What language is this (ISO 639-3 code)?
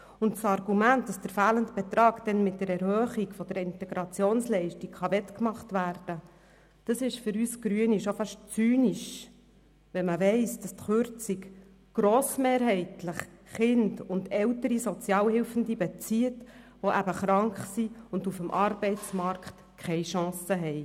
gsw